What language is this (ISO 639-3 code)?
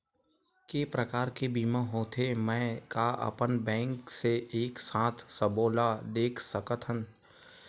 hne